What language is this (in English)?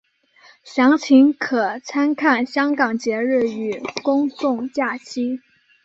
Chinese